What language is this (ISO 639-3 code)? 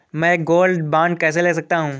hin